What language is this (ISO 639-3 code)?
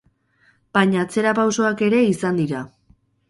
eus